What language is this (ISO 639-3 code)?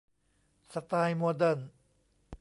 tha